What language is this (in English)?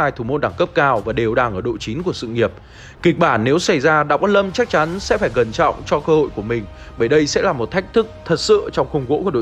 Vietnamese